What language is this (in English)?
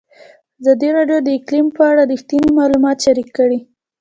Pashto